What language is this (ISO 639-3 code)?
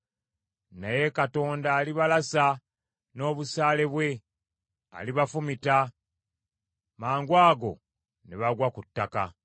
lug